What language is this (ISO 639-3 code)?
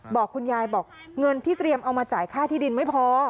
tha